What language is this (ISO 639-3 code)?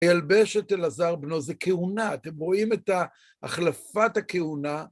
heb